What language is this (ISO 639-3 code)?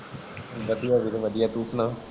pan